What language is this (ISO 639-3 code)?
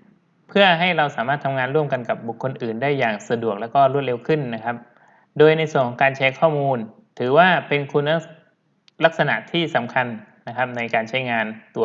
tha